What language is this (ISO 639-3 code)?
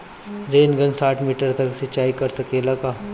bho